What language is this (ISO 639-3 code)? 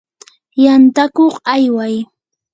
qur